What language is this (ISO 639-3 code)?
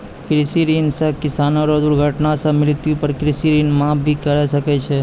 mai